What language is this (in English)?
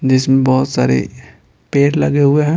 Hindi